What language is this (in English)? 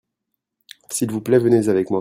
French